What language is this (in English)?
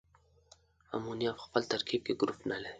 Pashto